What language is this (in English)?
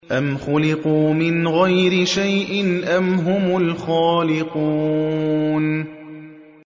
Arabic